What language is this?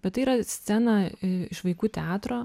Lithuanian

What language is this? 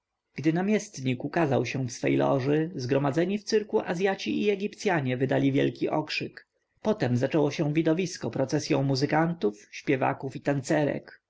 Polish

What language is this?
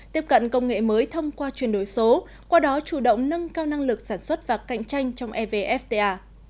Vietnamese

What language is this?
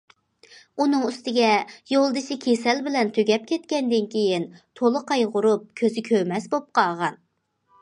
Uyghur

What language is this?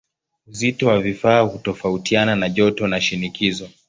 Swahili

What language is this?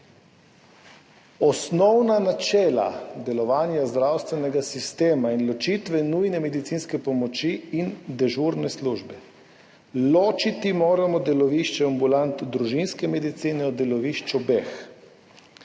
Slovenian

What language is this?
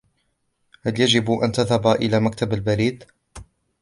Arabic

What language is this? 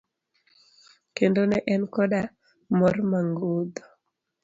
Luo (Kenya and Tanzania)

